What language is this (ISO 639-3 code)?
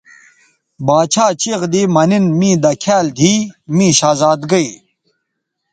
btv